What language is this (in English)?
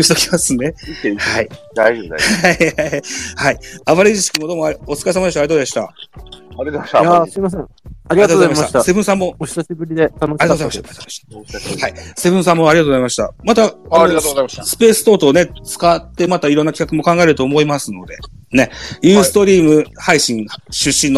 Japanese